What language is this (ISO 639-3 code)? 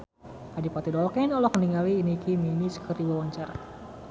sun